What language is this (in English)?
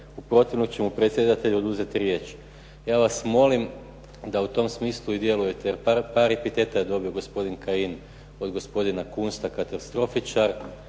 Croatian